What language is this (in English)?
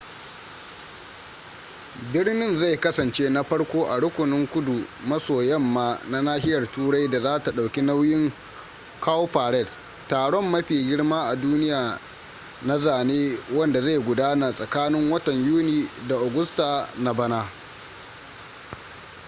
Hausa